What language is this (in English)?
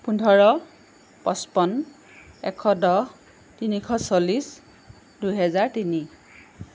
Assamese